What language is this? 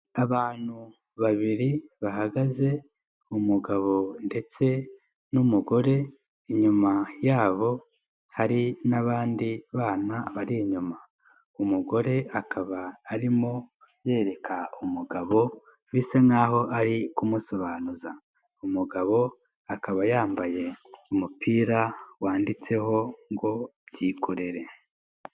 Kinyarwanda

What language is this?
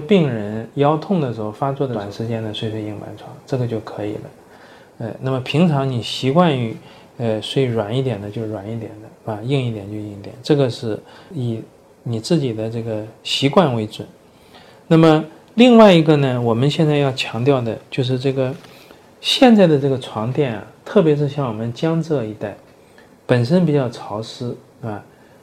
Chinese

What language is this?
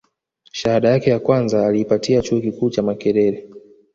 Swahili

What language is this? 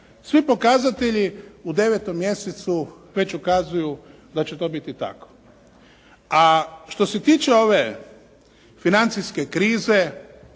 Croatian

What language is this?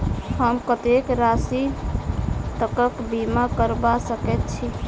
Maithili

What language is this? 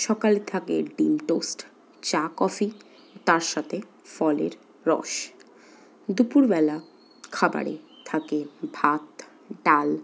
Bangla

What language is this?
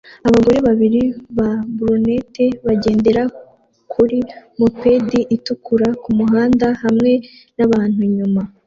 Kinyarwanda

